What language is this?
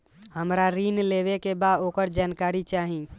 Bhojpuri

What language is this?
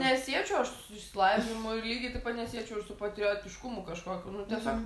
Lithuanian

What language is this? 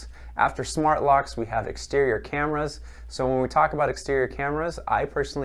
English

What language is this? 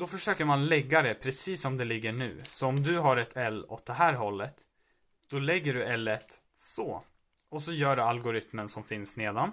Swedish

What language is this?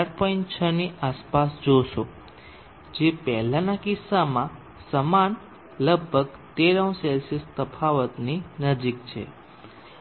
Gujarati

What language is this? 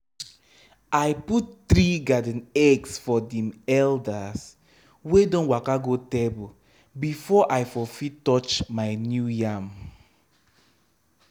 Nigerian Pidgin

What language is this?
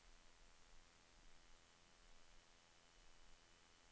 Norwegian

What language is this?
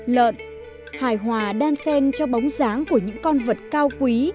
Vietnamese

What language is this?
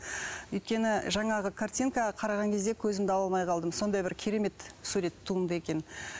Kazakh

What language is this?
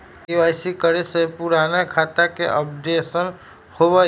Magahi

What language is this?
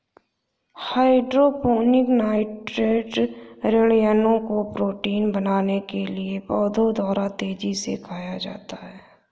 Hindi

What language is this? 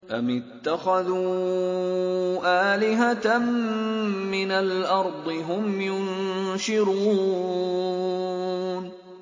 Arabic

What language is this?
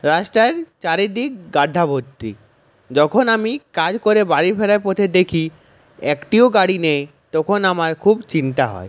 Bangla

